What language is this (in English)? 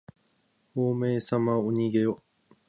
Japanese